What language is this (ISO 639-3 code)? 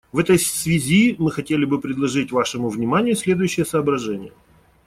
rus